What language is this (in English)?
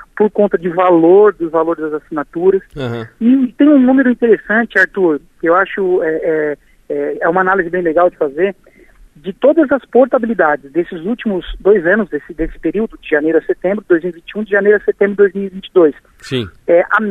Portuguese